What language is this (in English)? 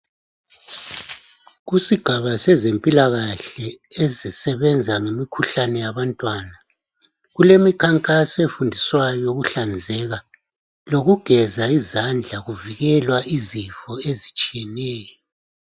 North Ndebele